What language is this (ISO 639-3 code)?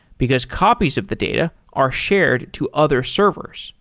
eng